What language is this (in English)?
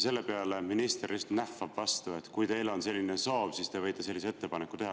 Estonian